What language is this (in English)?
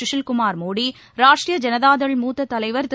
Tamil